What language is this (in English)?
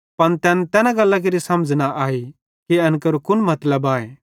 Bhadrawahi